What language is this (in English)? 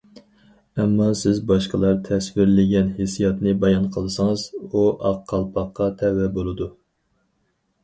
Uyghur